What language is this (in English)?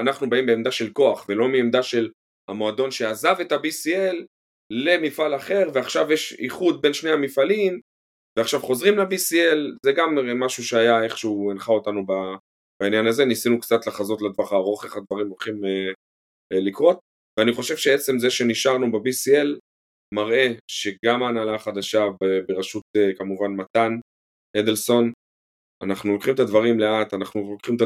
Hebrew